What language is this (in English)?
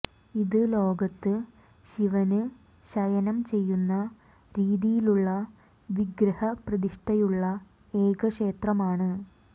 Malayalam